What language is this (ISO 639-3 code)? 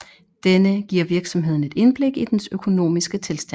dan